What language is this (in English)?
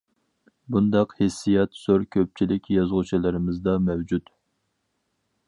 Uyghur